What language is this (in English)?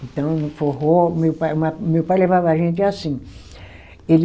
Portuguese